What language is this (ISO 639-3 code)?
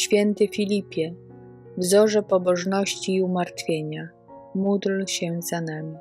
pol